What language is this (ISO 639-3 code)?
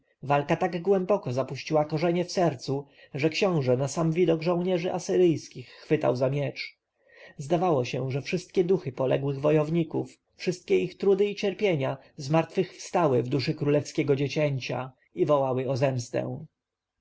pol